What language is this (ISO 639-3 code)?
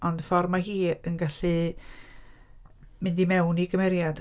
cym